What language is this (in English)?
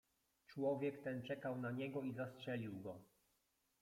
Polish